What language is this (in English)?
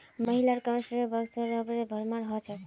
Magahi